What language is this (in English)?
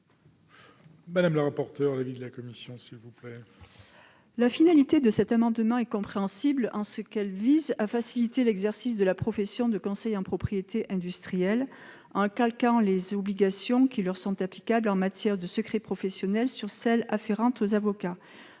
French